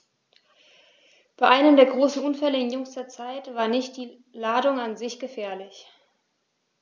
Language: German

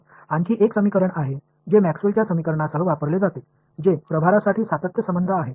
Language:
Marathi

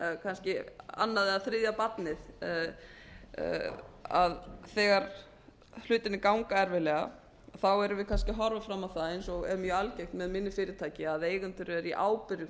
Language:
Icelandic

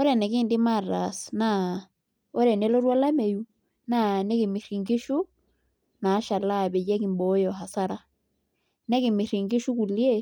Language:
Masai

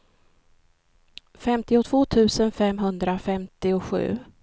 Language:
Swedish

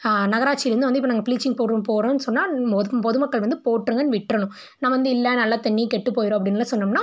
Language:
Tamil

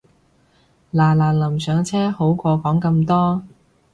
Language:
Cantonese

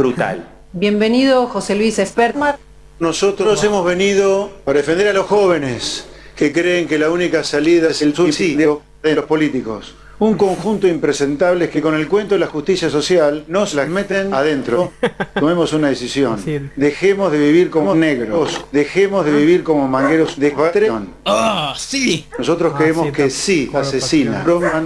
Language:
Spanish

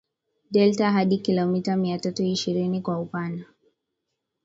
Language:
Swahili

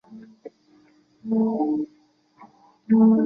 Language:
Chinese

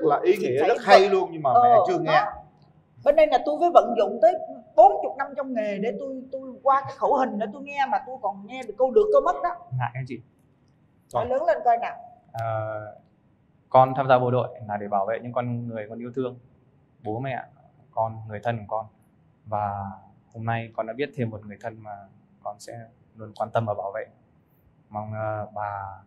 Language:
Vietnamese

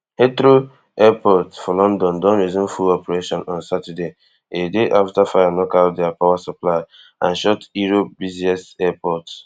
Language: Nigerian Pidgin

